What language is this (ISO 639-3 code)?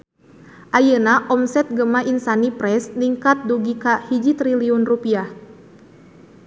sun